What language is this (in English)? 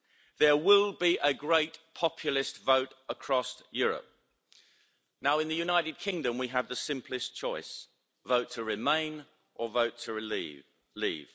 English